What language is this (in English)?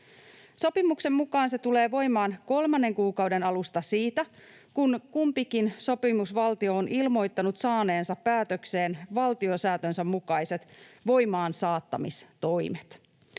Finnish